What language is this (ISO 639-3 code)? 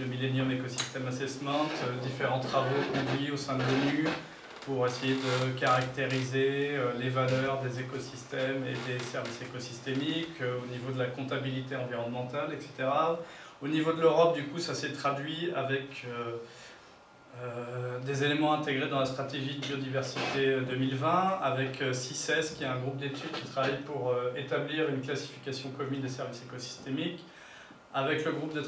fra